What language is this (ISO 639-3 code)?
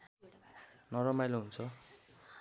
nep